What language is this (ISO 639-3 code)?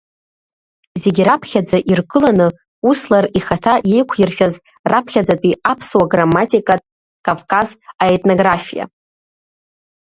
abk